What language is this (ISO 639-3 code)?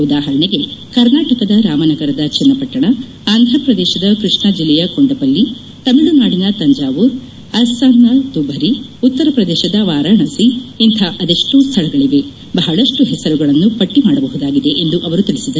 kan